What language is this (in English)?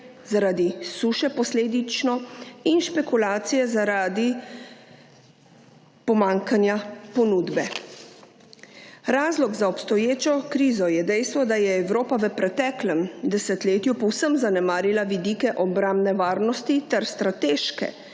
Slovenian